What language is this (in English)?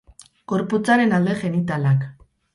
Basque